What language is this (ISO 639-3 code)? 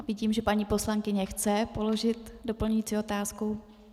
ces